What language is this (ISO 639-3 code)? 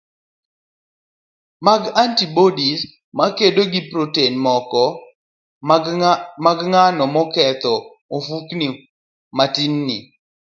luo